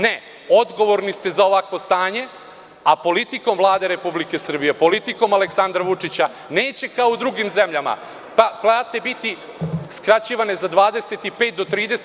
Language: Serbian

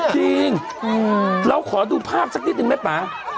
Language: Thai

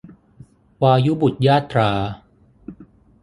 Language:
Thai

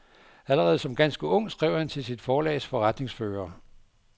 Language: Danish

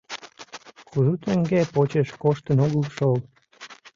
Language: Mari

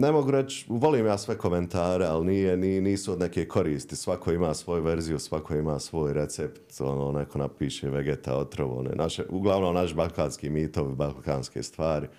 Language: Croatian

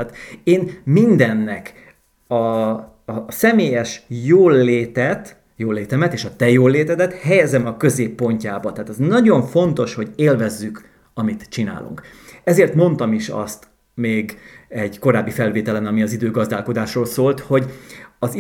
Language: Hungarian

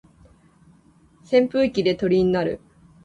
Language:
Japanese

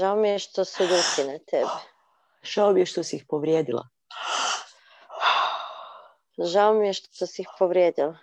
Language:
Croatian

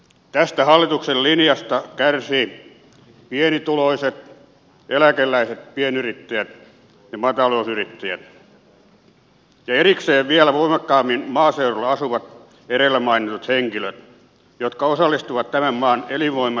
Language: Finnish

